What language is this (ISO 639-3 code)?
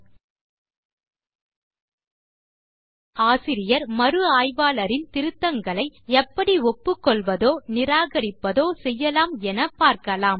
tam